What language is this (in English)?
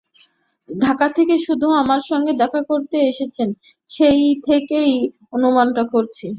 Bangla